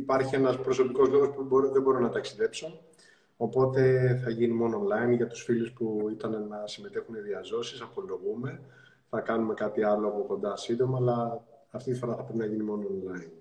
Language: Greek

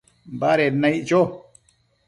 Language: Matsés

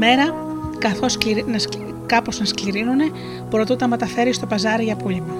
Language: Greek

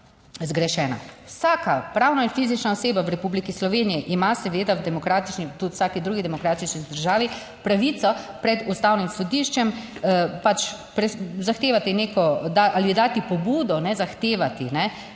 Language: Slovenian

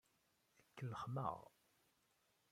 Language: Kabyle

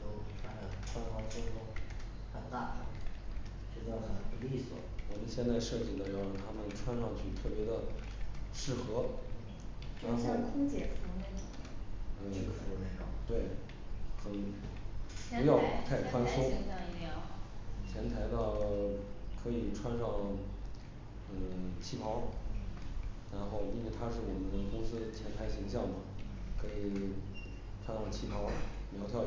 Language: Chinese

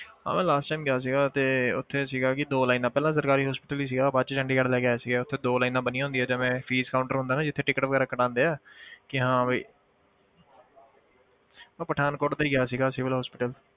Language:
Punjabi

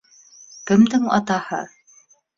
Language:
Bashkir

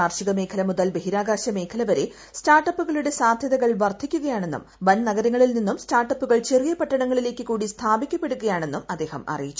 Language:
Malayalam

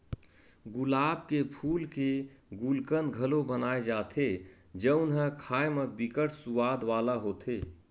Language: Chhattisgarhi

